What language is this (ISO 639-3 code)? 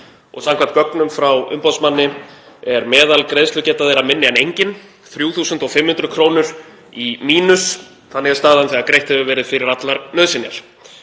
isl